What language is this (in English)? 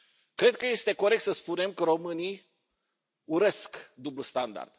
Romanian